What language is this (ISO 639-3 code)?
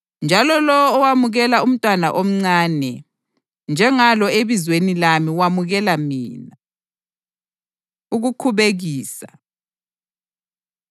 nde